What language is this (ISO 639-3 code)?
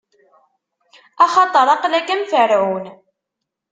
kab